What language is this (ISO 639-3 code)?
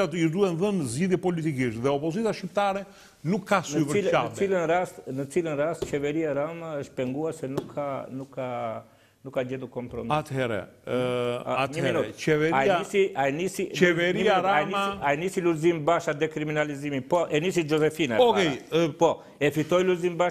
ron